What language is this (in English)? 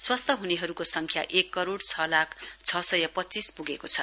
Nepali